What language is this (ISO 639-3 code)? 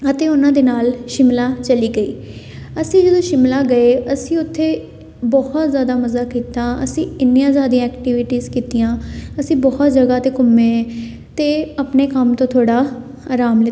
pan